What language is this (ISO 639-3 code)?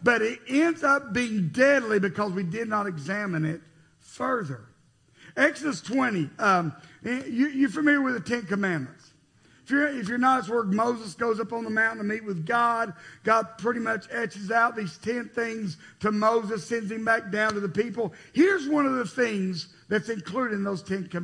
eng